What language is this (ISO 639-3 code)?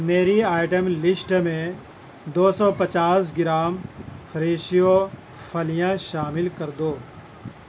urd